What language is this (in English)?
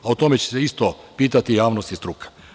Serbian